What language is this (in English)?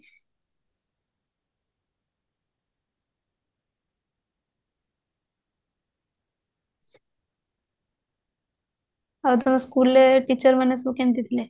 Odia